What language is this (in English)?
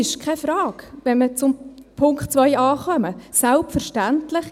Swiss German